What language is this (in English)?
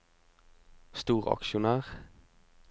Norwegian